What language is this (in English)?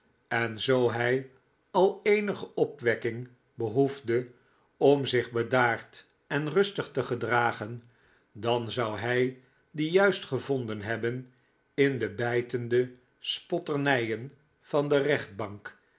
Dutch